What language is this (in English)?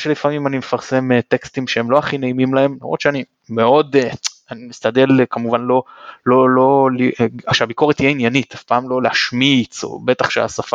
Hebrew